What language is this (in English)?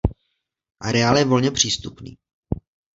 Czech